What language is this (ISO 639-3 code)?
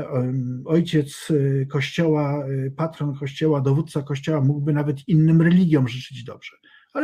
pol